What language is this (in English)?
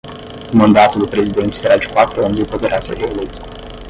Portuguese